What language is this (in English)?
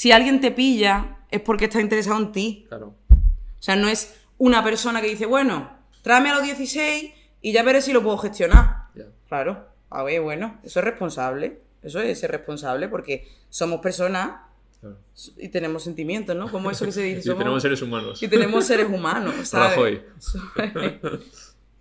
Spanish